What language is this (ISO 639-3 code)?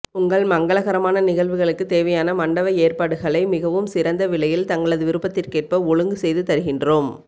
tam